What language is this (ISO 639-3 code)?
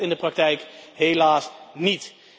nld